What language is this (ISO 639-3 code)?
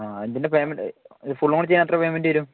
mal